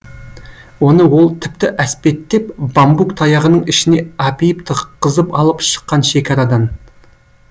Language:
Kazakh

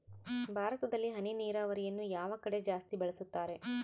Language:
Kannada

